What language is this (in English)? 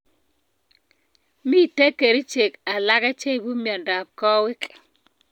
Kalenjin